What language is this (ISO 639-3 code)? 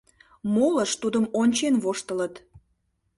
chm